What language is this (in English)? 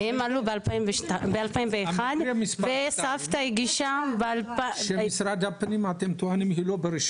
Hebrew